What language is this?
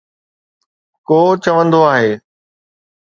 Sindhi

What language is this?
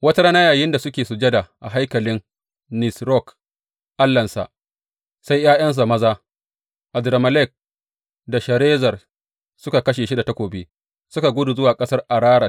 Hausa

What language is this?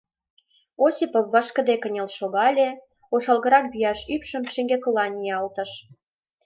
Mari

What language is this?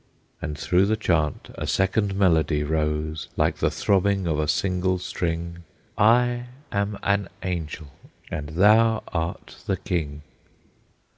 English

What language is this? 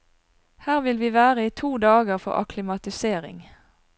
Norwegian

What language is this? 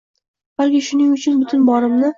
Uzbek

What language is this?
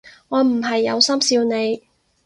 Cantonese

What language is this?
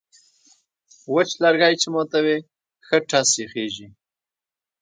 Pashto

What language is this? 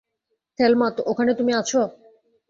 Bangla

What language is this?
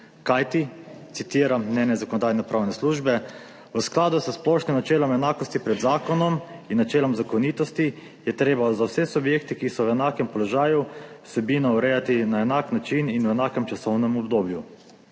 Slovenian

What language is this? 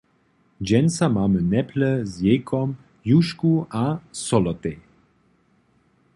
Upper Sorbian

